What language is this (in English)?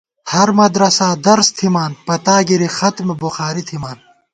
Gawar-Bati